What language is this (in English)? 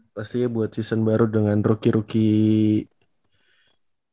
Indonesian